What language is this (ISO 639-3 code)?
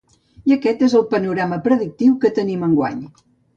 cat